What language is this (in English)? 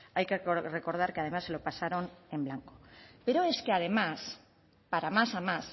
Spanish